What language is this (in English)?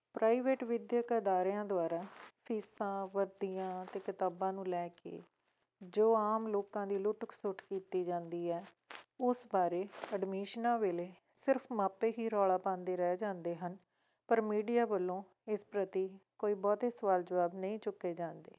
Punjabi